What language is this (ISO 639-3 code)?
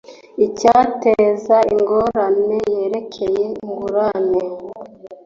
kin